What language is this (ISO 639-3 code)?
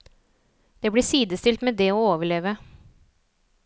nor